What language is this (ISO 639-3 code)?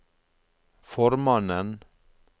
nor